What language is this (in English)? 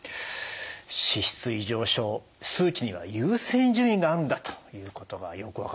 Japanese